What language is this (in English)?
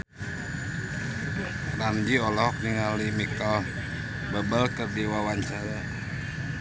Sundanese